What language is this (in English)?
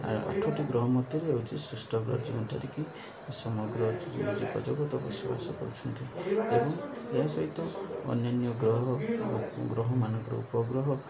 Odia